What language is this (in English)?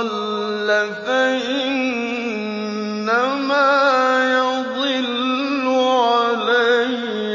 Arabic